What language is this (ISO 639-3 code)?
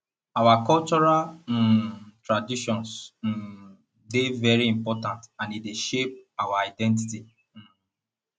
pcm